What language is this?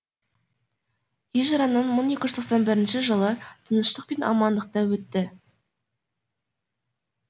Kazakh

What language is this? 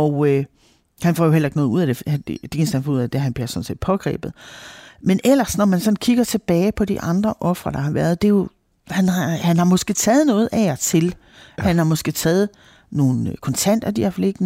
Danish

